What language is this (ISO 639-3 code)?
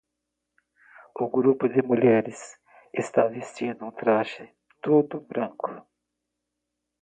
por